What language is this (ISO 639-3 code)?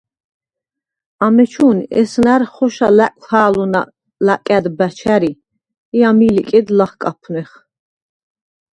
sva